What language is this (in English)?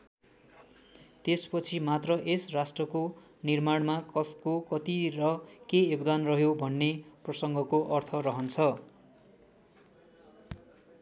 Nepali